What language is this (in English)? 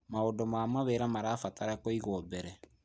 Kikuyu